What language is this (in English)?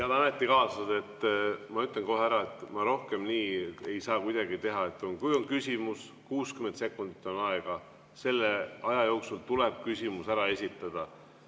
Estonian